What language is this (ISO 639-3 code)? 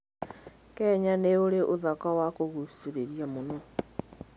kik